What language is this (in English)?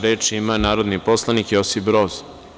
Serbian